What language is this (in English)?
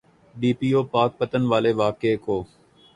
Urdu